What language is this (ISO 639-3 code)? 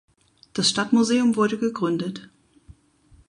deu